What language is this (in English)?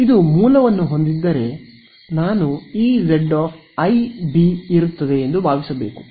Kannada